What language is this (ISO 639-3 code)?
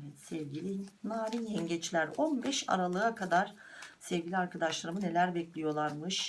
tur